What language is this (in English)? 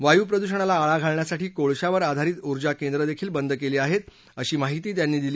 Marathi